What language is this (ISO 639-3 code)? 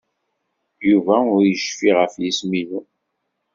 kab